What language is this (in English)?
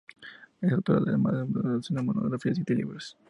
Spanish